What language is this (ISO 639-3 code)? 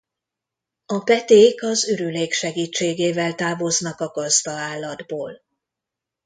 hun